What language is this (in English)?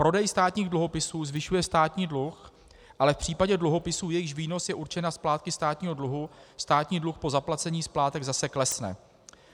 Czech